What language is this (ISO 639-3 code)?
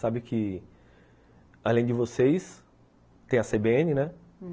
por